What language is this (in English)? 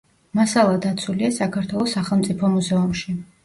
Georgian